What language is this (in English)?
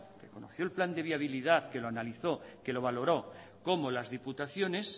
Spanish